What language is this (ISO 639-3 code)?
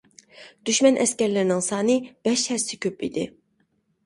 uig